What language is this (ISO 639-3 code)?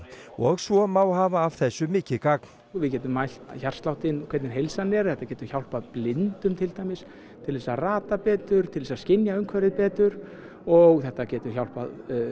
isl